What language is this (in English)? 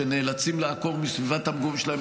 Hebrew